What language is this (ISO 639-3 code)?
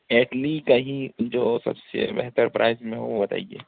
urd